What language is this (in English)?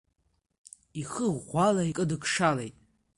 Abkhazian